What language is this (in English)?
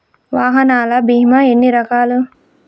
Telugu